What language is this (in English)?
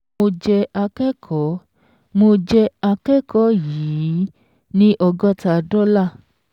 Yoruba